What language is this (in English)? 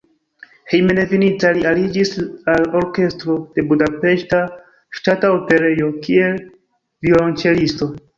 Esperanto